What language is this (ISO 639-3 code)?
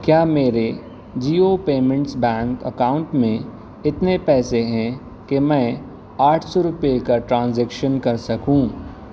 urd